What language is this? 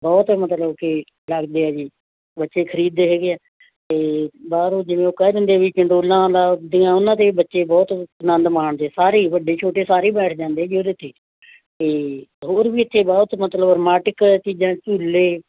Punjabi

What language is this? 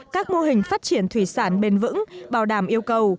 Vietnamese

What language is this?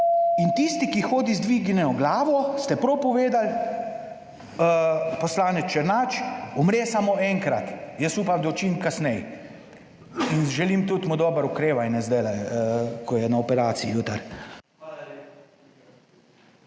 Slovenian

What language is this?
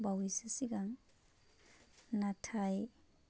Bodo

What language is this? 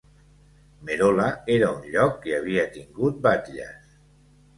Catalan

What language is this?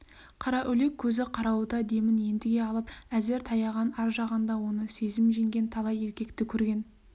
Kazakh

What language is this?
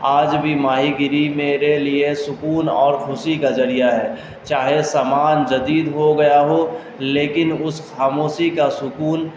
Urdu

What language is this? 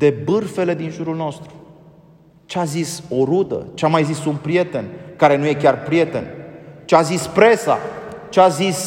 Romanian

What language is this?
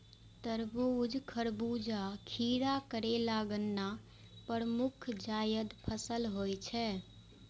Maithili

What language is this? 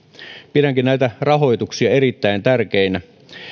Finnish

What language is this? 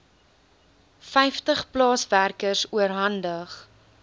Afrikaans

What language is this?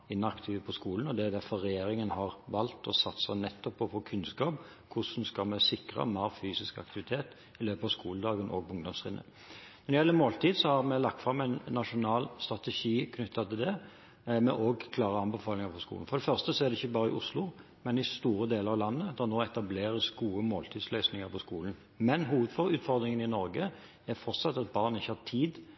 Norwegian Bokmål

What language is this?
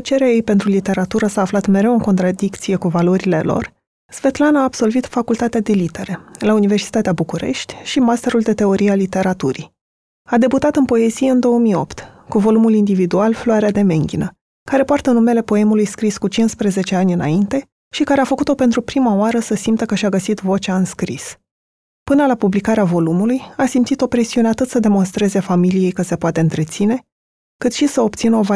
Romanian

